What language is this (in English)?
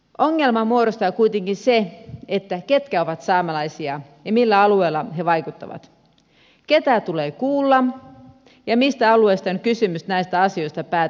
Finnish